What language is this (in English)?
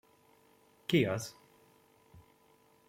Hungarian